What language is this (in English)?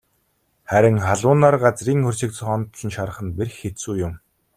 Mongolian